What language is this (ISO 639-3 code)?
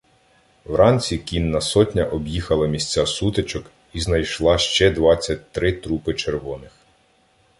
ukr